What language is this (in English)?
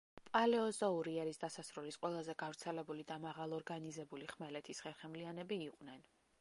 Georgian